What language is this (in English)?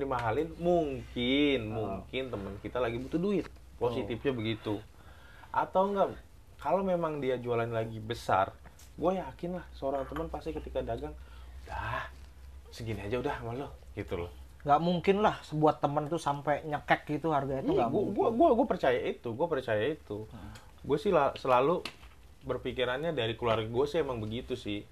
Indonesian